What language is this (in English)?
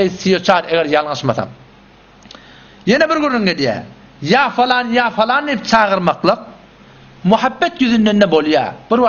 Arabic